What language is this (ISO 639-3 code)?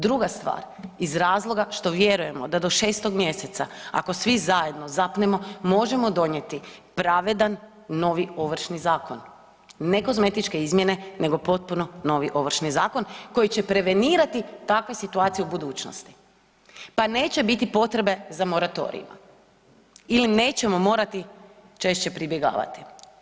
hrv